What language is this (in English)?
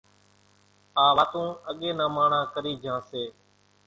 Kachi Koli